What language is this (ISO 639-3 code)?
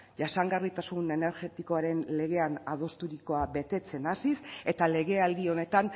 eus